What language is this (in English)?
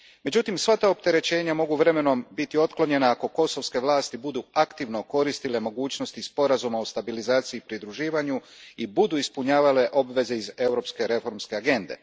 Croatian